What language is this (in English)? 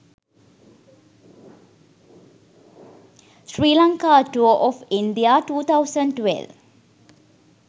Sinhala